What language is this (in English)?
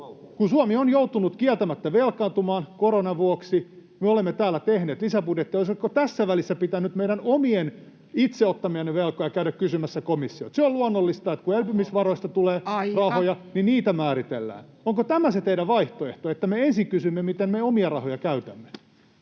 Finnish